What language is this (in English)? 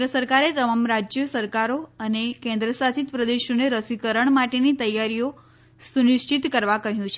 Gujarati